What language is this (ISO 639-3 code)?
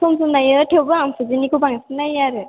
brx